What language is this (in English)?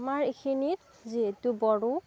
Assamese